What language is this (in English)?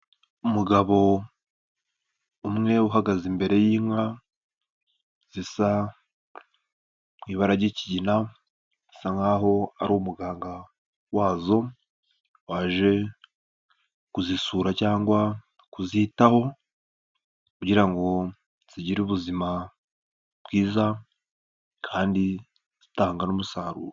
Kinyarwanda